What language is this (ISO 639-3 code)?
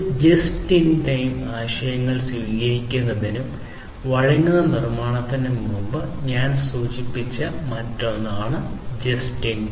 mal